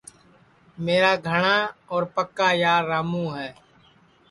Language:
Sansi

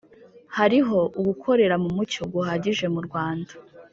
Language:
Kinyarwanda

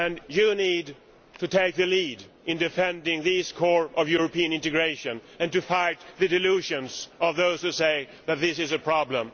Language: English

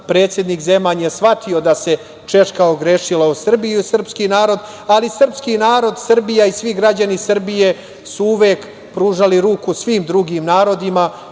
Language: Serbian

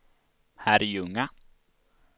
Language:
Swedish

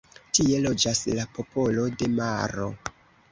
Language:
Esperanto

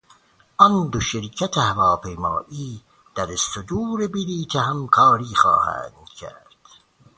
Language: Persian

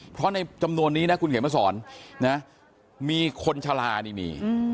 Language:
Thai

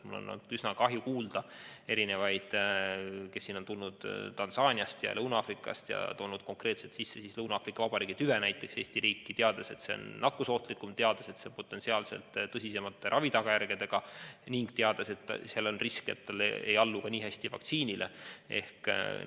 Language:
Estonian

